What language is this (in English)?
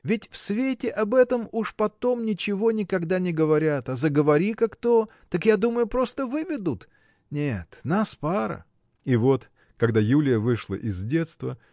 Russian